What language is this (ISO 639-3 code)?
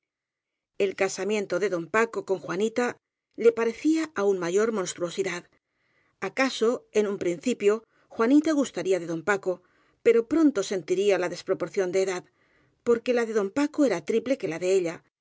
spa